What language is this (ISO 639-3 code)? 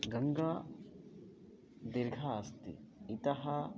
san